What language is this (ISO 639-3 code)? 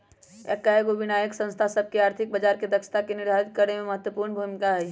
mag